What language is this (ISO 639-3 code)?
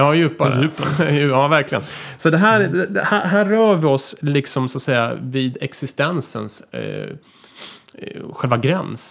swe